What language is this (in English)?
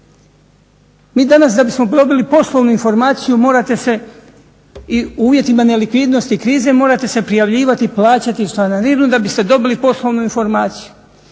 Croatian